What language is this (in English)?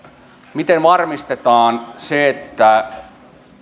Finnish